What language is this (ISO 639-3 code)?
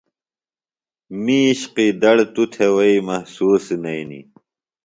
phl